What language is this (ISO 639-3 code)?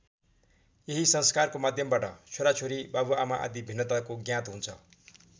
nep